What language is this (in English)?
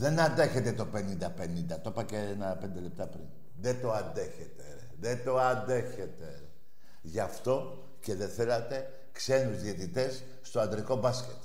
Greek